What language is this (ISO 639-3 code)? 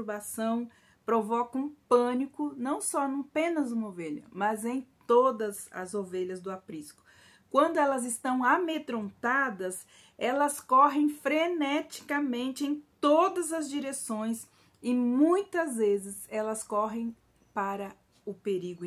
por